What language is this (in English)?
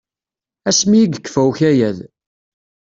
Kabyle